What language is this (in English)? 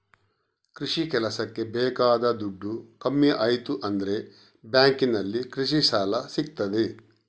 Kannada